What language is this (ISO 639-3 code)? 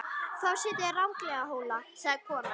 isl